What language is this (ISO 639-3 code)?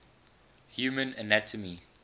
eng